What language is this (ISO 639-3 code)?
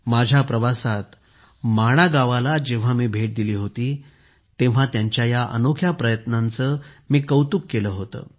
mar